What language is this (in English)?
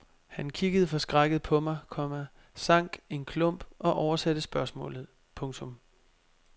Danish